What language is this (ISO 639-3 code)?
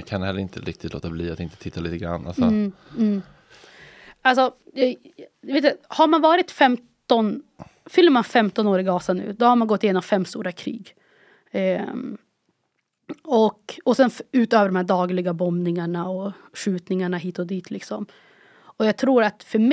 swe